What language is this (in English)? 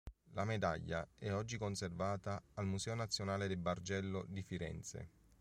Italian